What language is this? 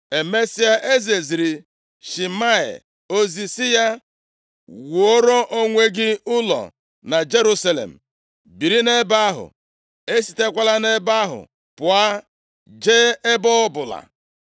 Igbo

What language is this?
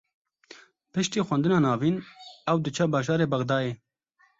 Kurdish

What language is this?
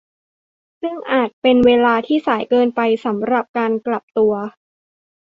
Thai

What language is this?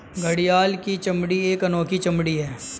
Hindi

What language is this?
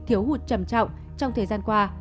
Vietnamese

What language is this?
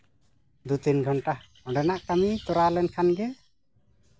Santali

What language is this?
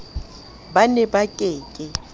Southern Sotho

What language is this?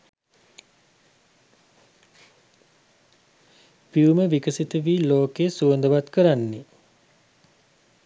Sinhala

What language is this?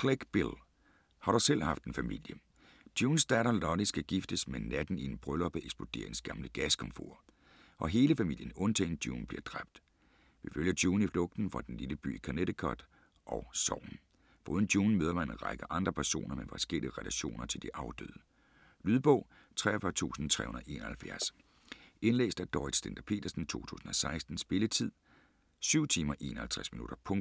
Danish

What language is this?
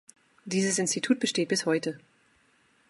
German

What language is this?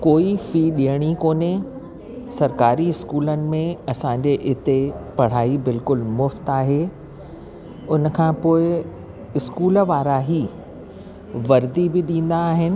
Sindhi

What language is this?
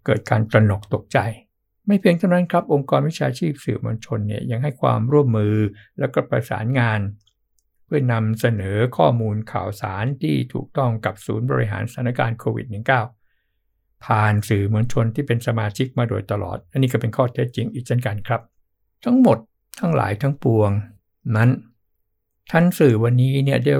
Thai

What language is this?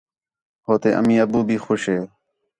Khetrani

